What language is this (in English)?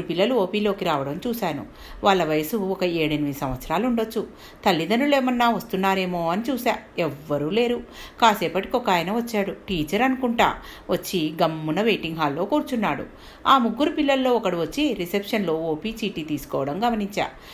Telugu